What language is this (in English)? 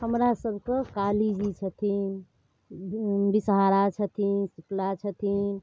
Maithili